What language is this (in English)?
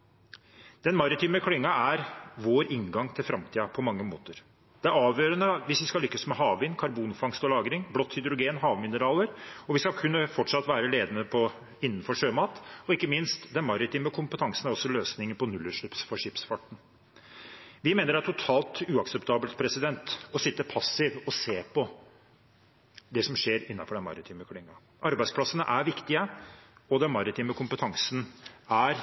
Norwegian Bokmål